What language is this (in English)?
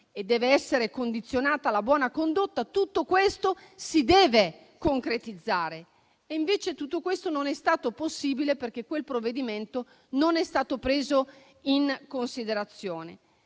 Italian